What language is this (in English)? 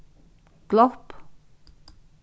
Faroese